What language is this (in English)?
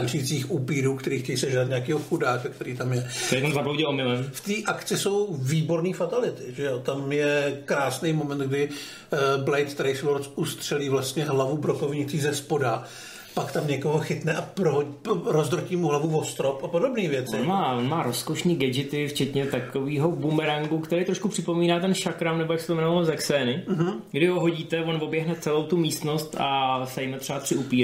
Czech